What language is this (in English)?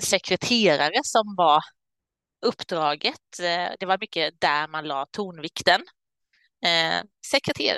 Swedish